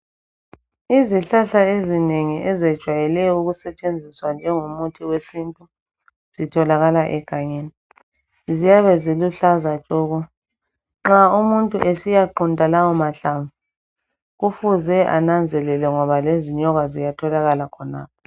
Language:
North Ndebele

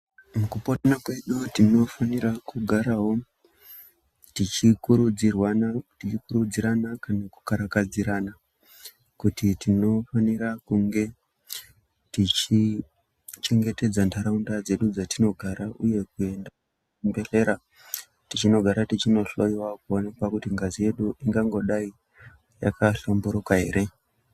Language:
Ndau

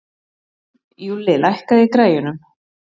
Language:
Icelandic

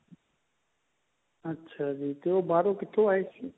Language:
Punjabi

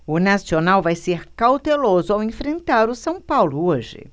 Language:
Portuguese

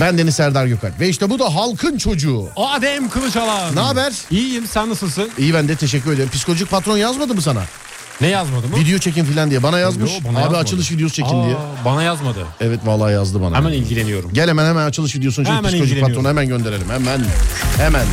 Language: Turkish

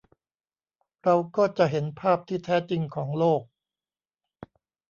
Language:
Thai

